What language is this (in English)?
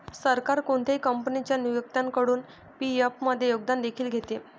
Marathi